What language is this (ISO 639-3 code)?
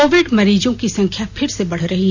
hin